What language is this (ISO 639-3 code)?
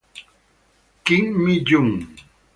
ita